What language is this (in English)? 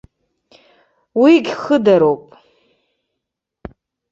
Abkhazian